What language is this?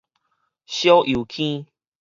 Min Nan Chinese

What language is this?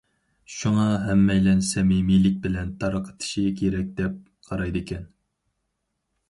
Uyghur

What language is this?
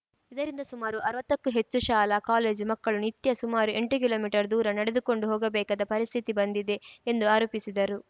Kannada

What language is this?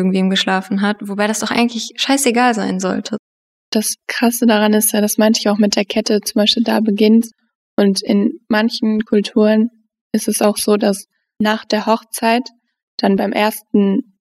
German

